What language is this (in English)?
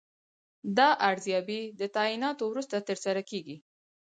Pashto